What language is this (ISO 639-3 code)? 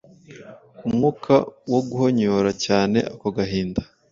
kin